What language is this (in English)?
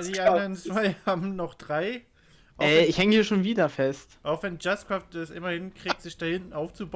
German